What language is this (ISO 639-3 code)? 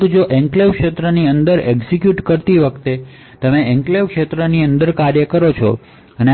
guj